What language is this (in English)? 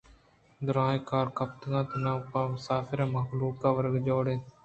Eastern Balochi